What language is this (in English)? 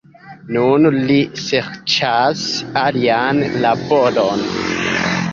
Esperanto